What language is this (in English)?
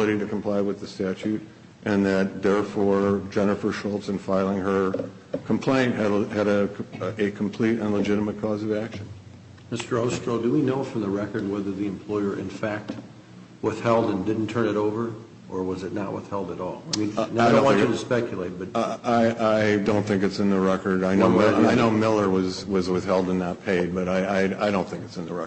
English